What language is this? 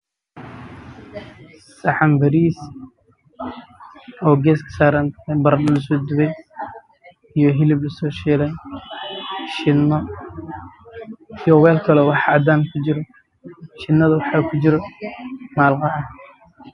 Somali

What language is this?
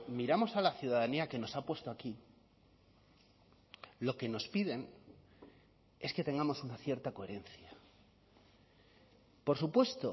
Spanish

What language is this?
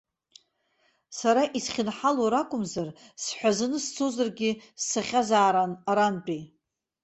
Abkhazian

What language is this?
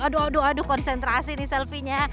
Indonesian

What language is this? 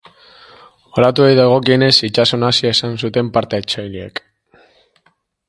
Basque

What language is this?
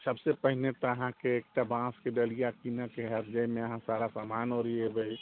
Maithili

